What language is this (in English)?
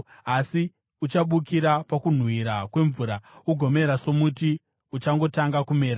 Shona